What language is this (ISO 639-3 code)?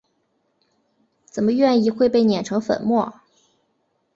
zho